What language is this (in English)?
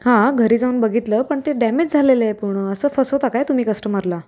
Marathi